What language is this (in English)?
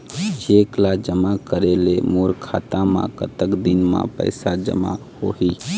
Chhattisgarhi